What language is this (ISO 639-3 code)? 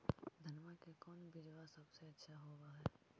mag